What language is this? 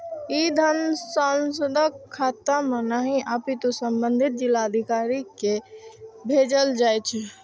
Maithili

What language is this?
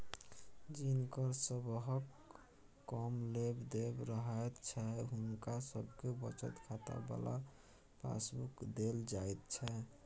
Maithili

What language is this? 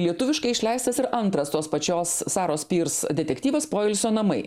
Lithuanian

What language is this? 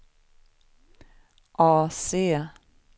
Swedish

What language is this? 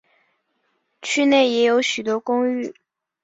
Chinese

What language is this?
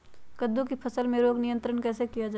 Magahi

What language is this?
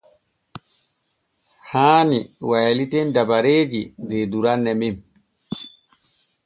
Borgu Fulfulde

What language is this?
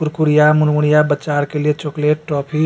Maithili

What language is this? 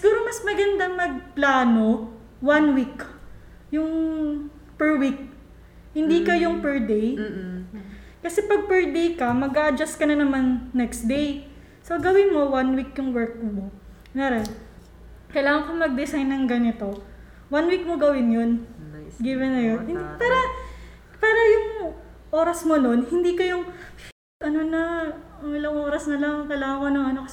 Filipino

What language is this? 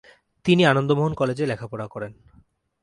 Bangla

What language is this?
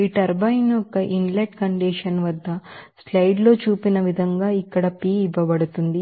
Telugu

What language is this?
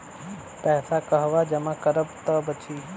Bhojpuri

